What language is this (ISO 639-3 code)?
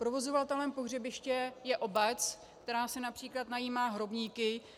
ces